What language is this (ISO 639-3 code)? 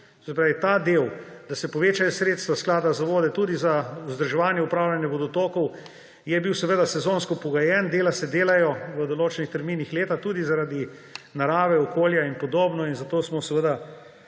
slv